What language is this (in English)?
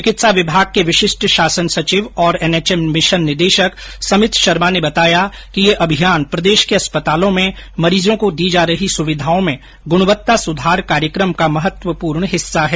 Hindi